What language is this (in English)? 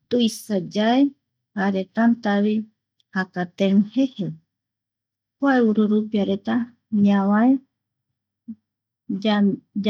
Eastern Bolivian Guaraní